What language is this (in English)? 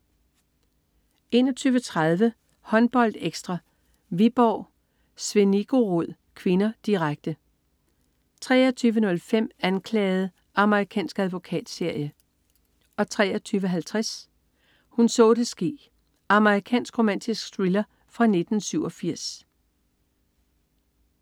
Danish